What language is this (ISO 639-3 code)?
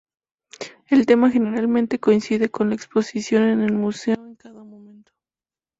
spa